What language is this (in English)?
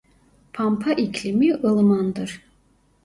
Turkish